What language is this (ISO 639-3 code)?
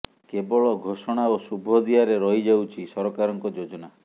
ori